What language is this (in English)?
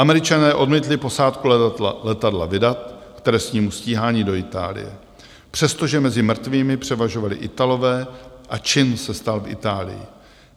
Czech